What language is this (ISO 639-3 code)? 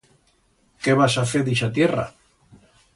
arg